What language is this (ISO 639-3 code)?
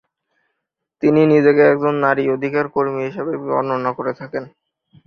ben